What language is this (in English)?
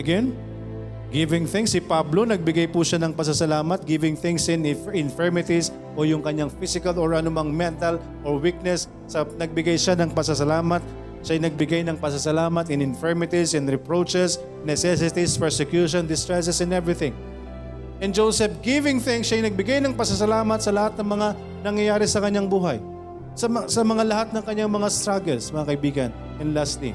Filipino